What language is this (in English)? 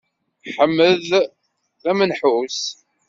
Kabyle